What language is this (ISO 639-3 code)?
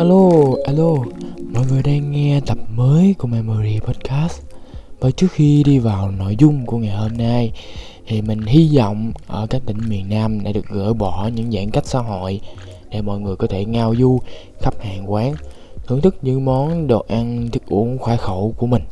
vie